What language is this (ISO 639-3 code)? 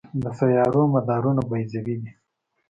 pus